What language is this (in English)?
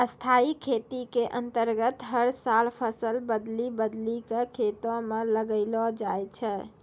Maithili